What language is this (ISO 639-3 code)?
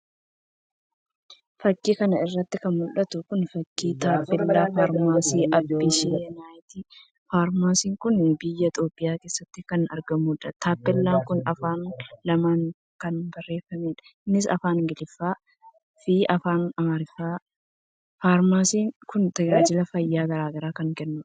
orm